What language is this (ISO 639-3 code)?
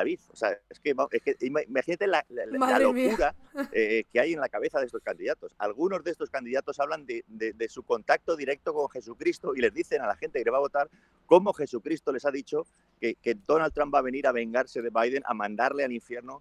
spa